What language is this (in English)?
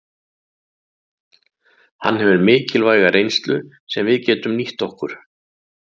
Icelandic